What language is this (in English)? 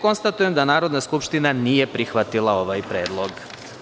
Serbian